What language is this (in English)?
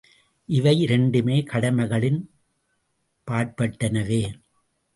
Tamil